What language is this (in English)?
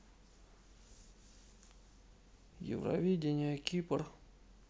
Russian